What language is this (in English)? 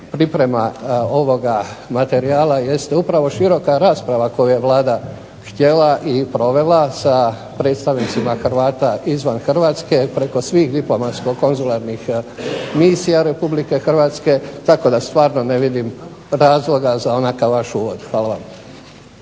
Croatian